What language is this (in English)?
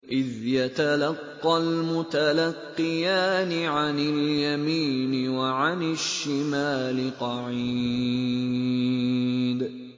Arabic